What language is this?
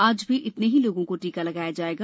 Hindi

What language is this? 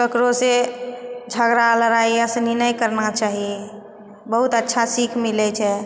Maithili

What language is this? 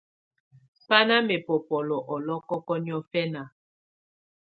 Tunen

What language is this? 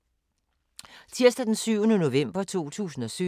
Danish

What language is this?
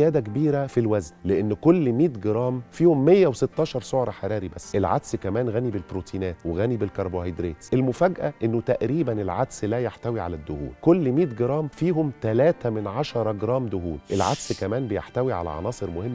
Arabic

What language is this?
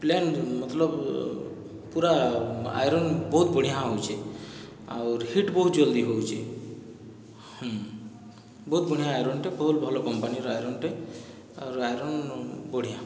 Odia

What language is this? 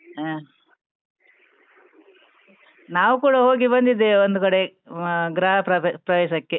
Kannada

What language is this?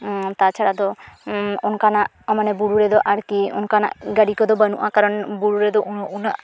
Santali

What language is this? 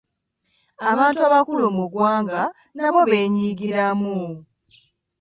Ganda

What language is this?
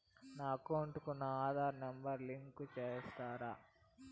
Telugu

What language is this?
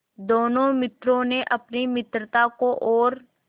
Hindi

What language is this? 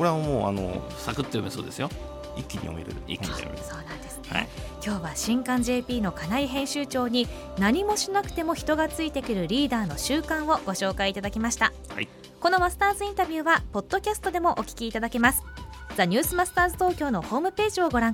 Japanese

